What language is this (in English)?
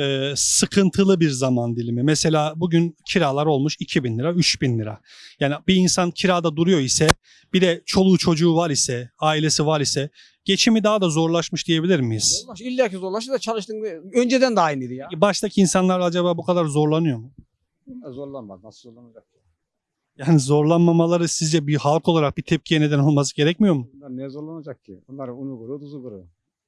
Turkish